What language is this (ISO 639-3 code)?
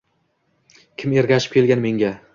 uzb